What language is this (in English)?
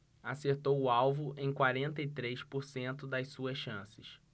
Portuguese